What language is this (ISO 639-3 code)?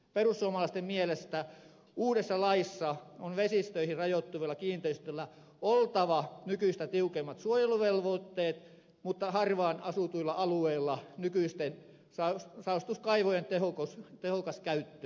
fin